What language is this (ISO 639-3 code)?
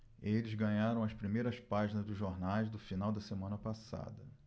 por